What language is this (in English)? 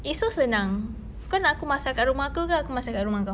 English